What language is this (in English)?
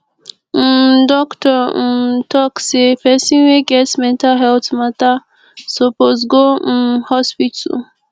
Nigerian Pidgin